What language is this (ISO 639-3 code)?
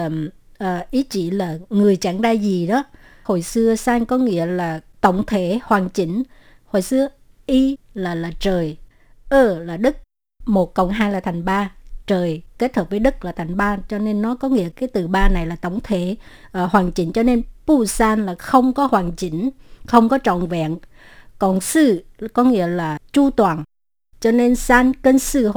vie